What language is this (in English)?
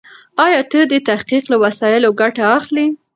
Pashto